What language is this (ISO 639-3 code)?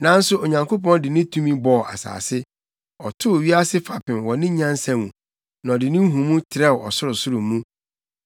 aka